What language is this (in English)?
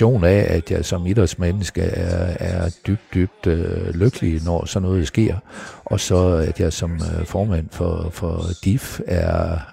Danish